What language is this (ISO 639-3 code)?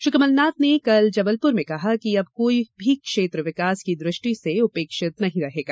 hin